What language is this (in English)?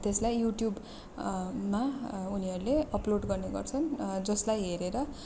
Nepali